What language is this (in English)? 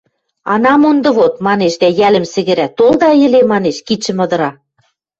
Western Mari